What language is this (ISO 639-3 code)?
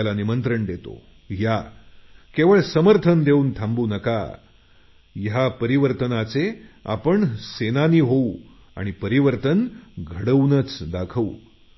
mar